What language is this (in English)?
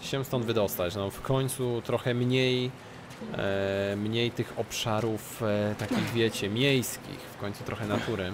Polish